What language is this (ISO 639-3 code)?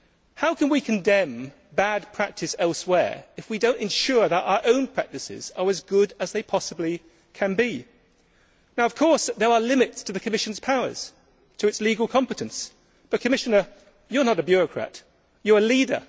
eng